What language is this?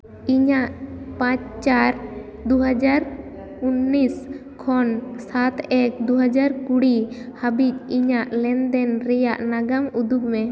Santali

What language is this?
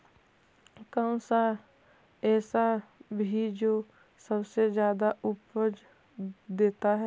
Magahi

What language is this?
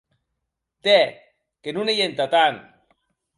Occitan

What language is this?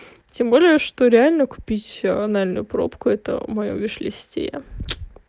Russian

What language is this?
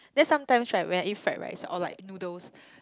English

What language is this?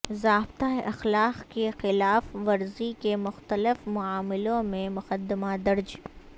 Urdu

